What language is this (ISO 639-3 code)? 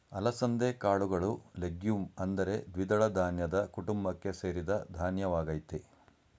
kan